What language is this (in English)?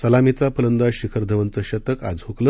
Marathi